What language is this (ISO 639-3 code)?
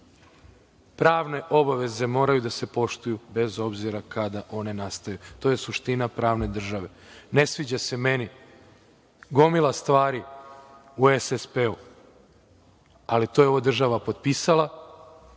srp